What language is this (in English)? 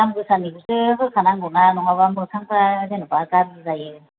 Bodo